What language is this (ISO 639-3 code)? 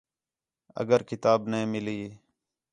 xhe